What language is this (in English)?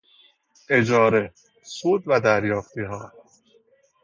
Persian